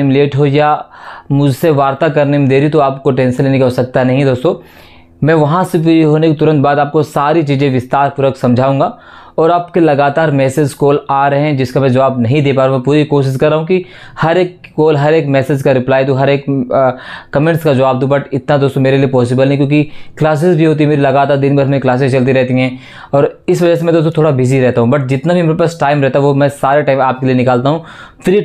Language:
Hindi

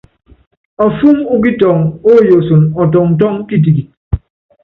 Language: Yangben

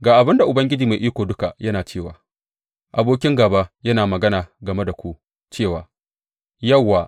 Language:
Hausa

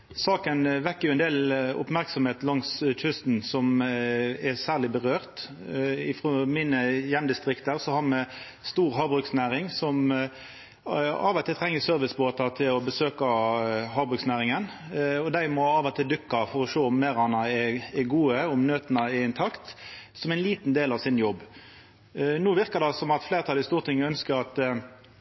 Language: Norwegian Nynorsk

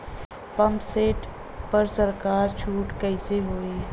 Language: Bhojpuri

